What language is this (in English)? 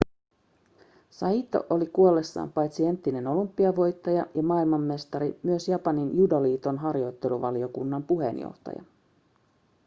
Finnish